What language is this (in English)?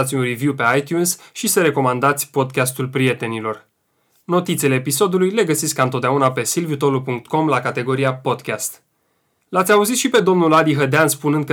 Romanian